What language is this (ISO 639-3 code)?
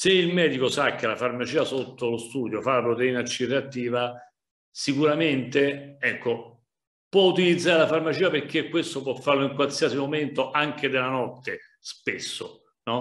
ita